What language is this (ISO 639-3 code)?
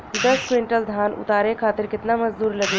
bho